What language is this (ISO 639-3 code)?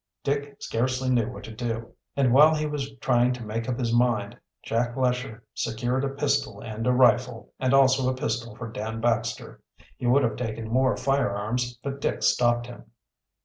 eng